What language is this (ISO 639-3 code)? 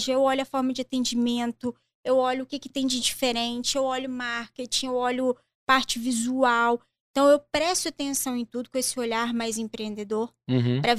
por